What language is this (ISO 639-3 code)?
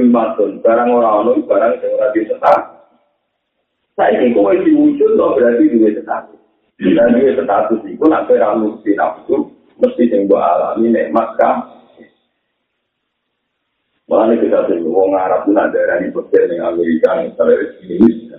ind